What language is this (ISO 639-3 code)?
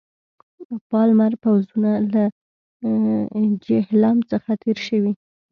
pus